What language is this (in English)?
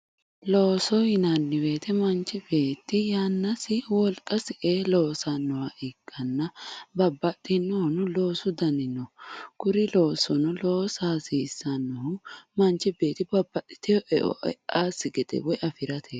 Sidamo